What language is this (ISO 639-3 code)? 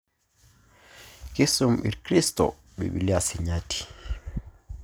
mas